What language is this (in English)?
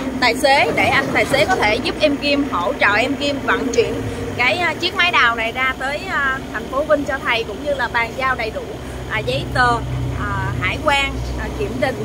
Vietnamese